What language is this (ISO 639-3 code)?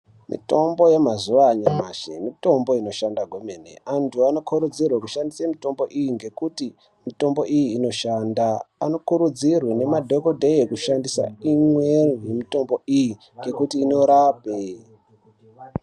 ndc